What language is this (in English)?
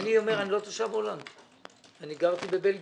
Hebrew